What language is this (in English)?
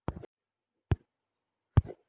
Magahi